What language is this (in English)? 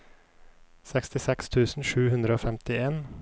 Norwegian